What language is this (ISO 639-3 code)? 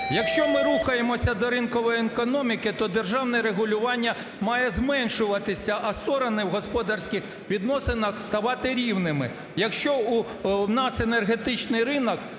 ukr